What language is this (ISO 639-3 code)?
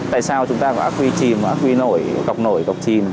vie